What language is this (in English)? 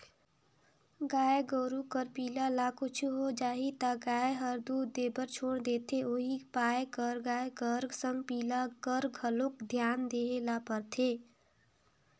Chhattisgarhi